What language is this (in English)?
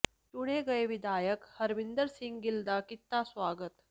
Punjabi